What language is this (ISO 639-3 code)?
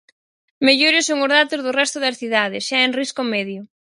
glg